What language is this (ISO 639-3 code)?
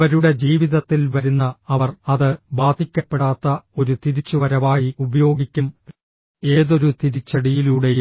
mal